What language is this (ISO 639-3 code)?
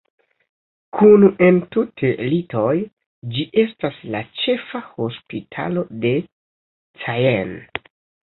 epo